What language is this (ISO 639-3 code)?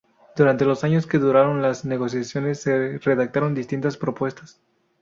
spa